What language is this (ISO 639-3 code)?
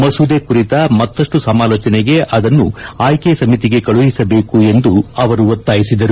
kan